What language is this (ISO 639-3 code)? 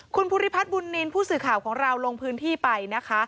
tha